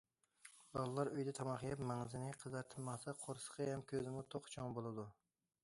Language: Uyghur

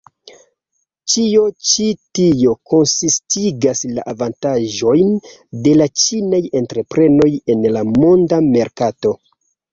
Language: Esperanto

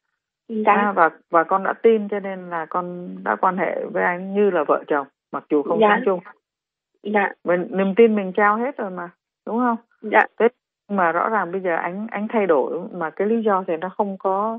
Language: Vietnamese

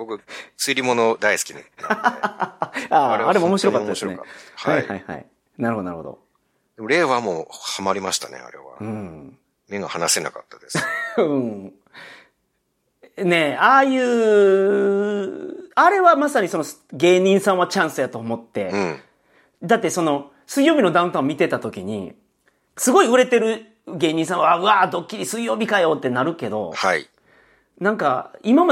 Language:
Japanese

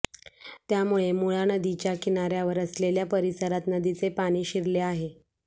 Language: Marathi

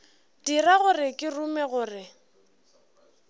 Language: Northern Sotho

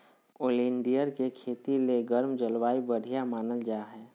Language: Magahi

